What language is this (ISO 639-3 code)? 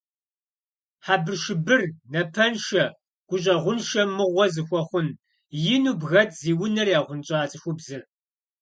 kbd